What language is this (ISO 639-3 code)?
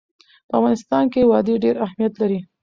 pus